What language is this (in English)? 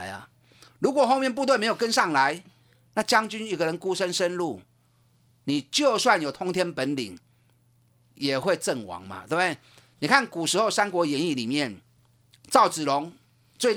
Chinese